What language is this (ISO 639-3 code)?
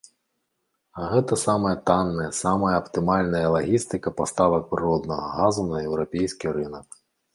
bel